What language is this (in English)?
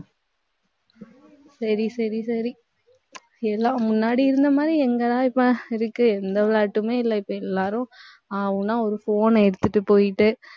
Tamil